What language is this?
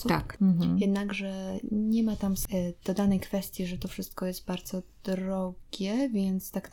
Polish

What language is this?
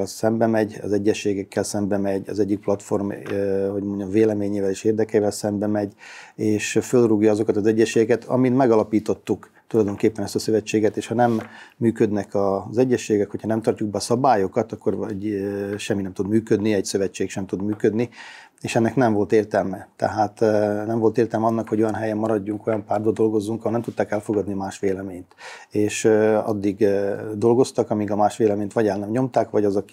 Hungarian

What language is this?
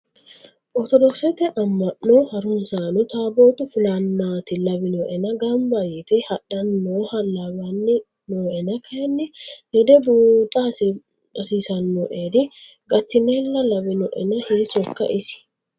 Sidamo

